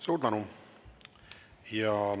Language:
Estonian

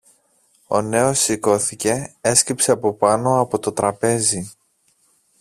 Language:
Greek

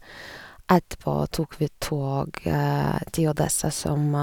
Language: Norwegian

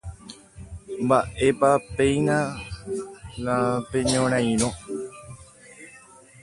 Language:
Guarani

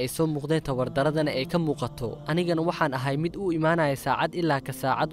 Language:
Arabic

